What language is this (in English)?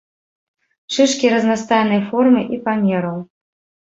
Belarusian